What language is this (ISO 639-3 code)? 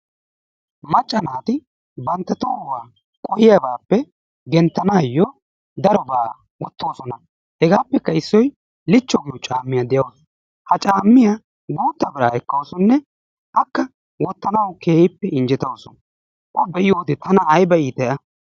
wal